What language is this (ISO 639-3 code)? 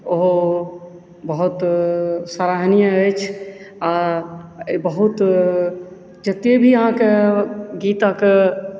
mai